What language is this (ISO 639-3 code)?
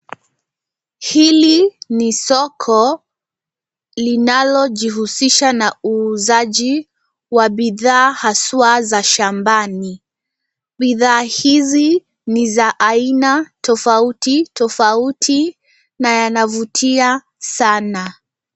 swa